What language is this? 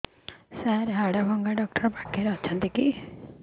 Odia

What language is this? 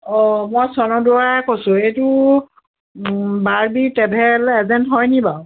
Assamese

